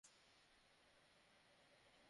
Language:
Bangla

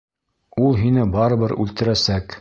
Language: Bashkir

